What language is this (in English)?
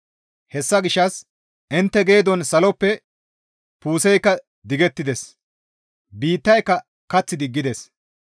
Gamo